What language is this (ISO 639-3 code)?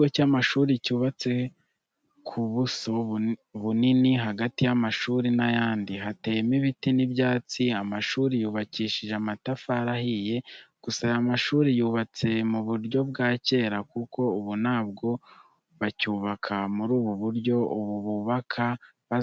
kin